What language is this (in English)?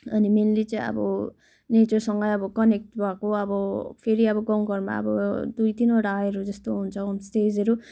Nepali